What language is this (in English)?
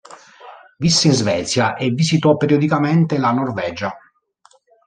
Italian